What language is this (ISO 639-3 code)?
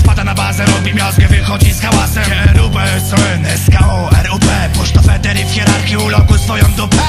pol